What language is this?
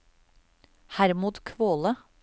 Norwegian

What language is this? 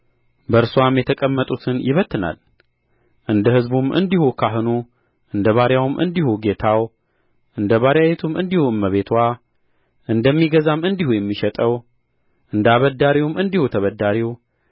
Amharic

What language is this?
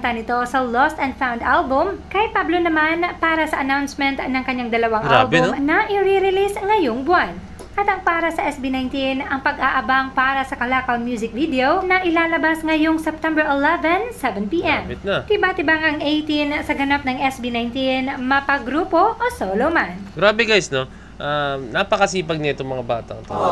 Filipino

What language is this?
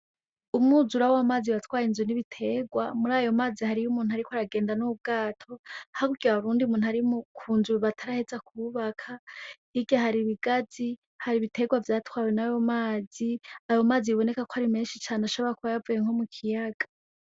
Rundi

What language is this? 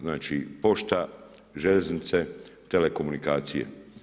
Croatian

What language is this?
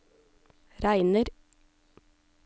Norwegian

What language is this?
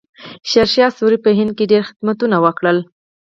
Pashto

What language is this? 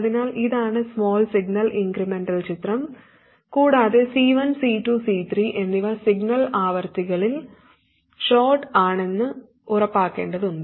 Malayalam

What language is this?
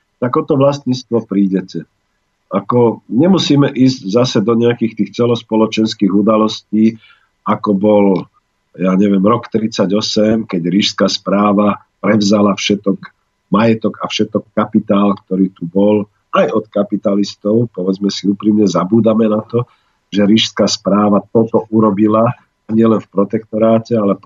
Slovak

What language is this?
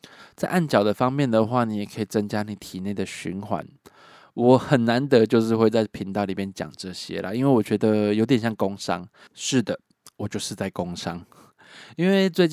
Chinese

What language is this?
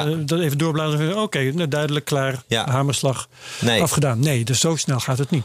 Dutch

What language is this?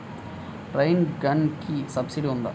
Telugu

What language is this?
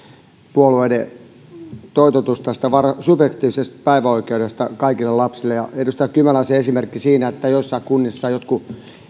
Finnish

